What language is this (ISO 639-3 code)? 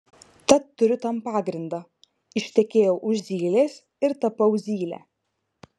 lit